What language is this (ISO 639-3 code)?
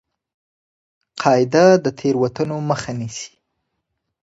pus